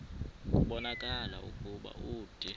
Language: Xhosa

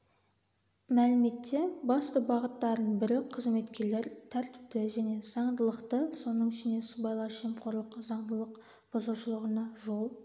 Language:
Kazakh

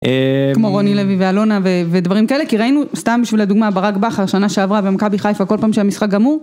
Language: Hebrew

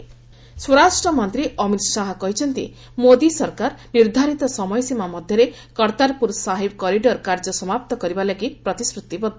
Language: Odia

